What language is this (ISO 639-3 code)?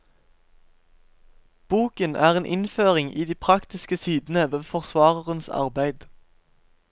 nor